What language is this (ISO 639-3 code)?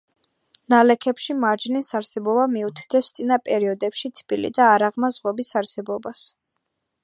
kat